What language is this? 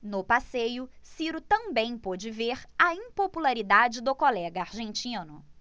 Portuguese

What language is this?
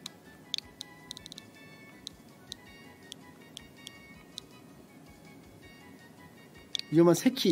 Korean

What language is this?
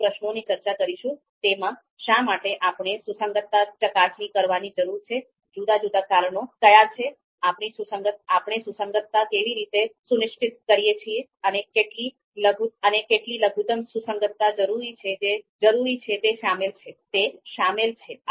Gujarati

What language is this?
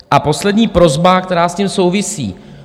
Czech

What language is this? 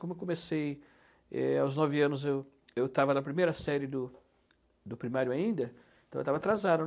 Portuguese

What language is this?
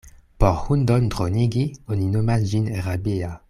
Esperanto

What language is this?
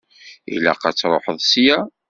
Kabyle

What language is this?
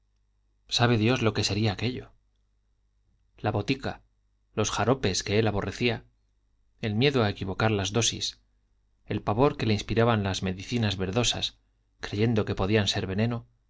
Spanish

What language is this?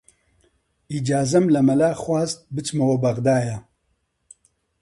Central Kurdish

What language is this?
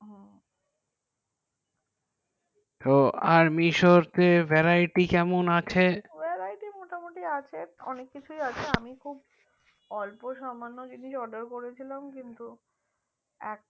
Bangla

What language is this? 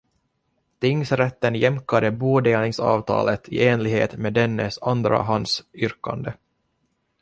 Swedish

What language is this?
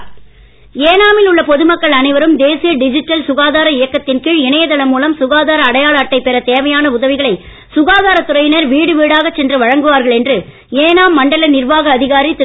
Tamil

